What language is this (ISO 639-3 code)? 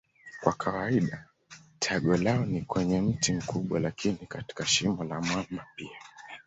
swa